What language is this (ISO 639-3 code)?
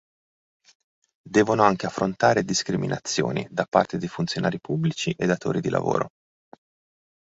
ita